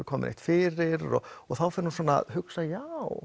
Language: Icelandic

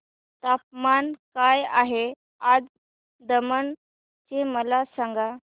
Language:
Marathi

